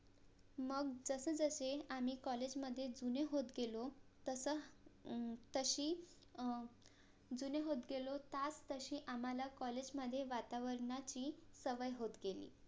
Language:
Marathi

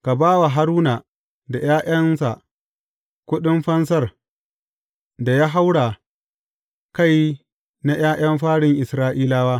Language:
Hausa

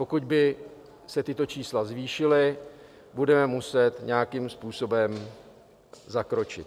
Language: Czech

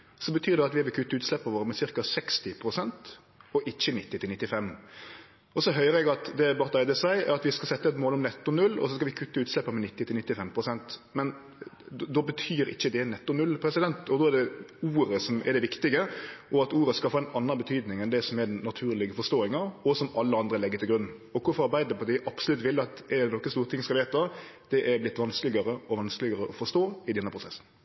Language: Norwegian Nynorsk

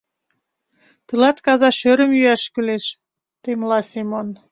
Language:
Mari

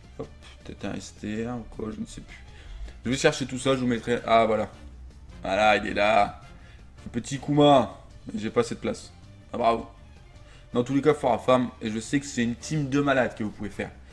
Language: French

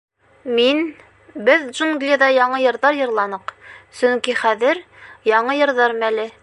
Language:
Bashkir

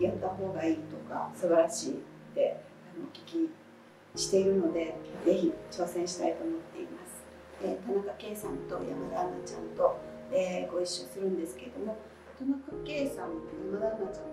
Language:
Japanese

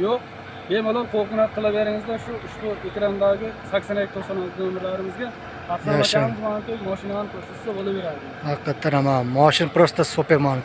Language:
Turkish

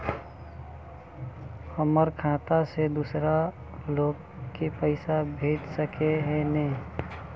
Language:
Magahi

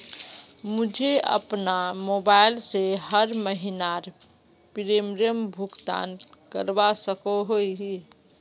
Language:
Magahi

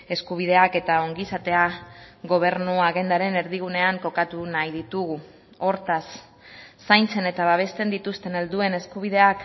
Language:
Basque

